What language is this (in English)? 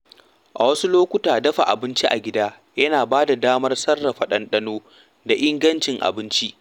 Hausa